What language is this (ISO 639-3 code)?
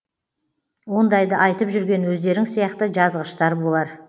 kaz